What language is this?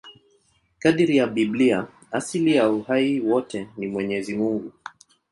Swahili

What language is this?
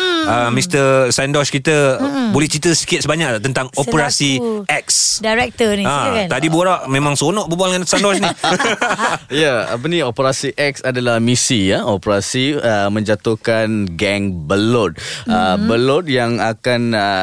Malay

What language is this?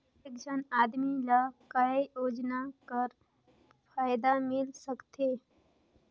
Chhattisgarhi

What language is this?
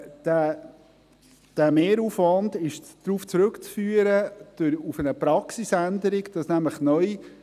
Swiss German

